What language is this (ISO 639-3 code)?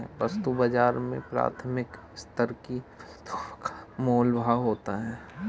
hin